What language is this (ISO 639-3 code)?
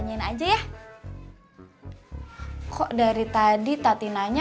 ind